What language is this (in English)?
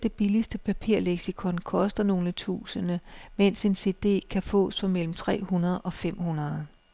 Danish